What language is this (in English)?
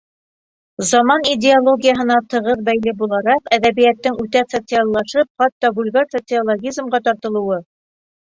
Bashkir